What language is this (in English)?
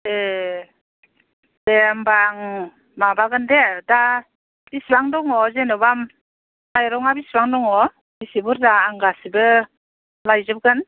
Bodo